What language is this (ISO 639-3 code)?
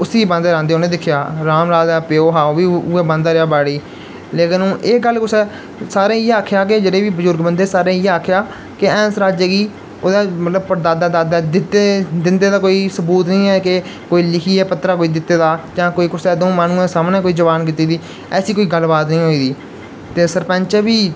doi